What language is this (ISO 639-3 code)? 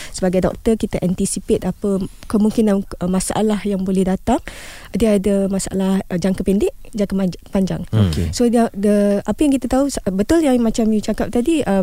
msa